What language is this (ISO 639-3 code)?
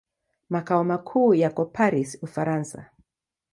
swa